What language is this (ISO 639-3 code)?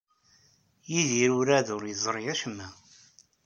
kab